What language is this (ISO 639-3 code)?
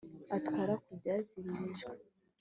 kin